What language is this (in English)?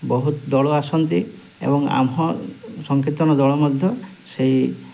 Odia